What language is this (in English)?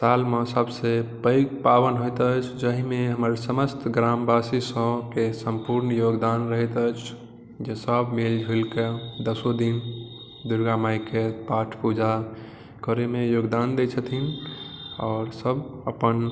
Maithili